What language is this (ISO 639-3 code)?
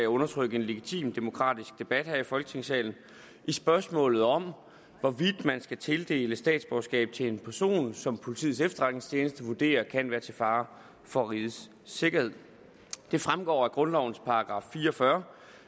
dan